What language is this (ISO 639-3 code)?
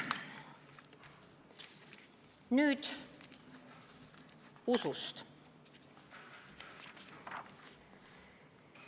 est